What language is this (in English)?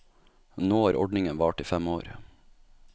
Norwegian